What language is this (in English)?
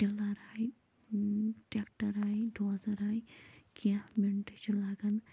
Kashmiri